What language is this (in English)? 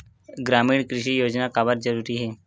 Chhattisgarhi